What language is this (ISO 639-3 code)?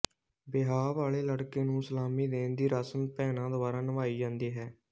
pan